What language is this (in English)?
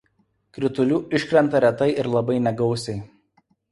Lithuanian